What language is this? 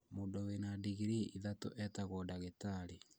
Kikuyu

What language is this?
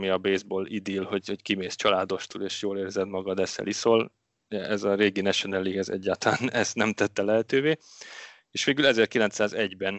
Hungarian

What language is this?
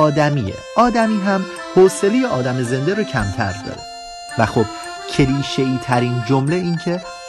Persian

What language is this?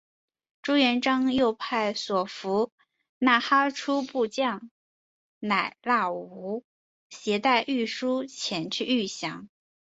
Chinese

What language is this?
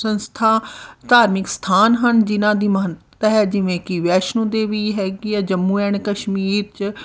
Punjabi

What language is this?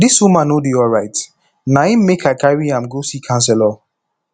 Nigerian Pidgin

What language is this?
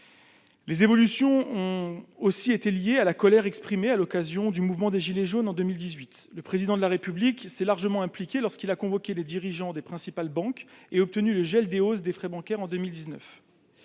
French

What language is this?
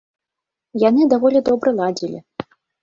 Belarusian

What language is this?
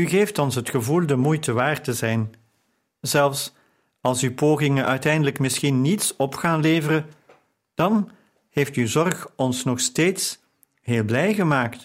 Dutch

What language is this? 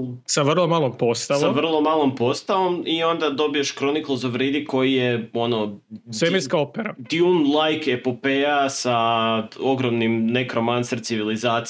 Croatian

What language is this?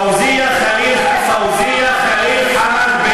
Hebrew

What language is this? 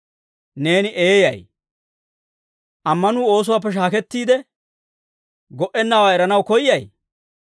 Dawro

